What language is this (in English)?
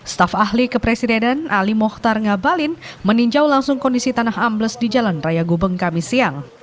Indonesian